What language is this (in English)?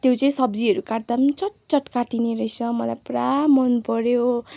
Nepali